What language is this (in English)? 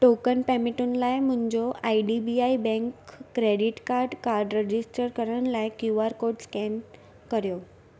Sindhi